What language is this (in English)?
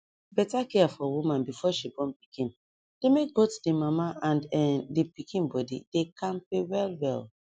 Nigerian Pidgin